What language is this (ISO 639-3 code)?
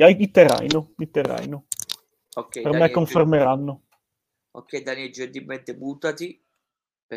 ita